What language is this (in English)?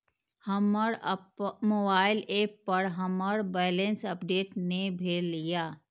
Maithili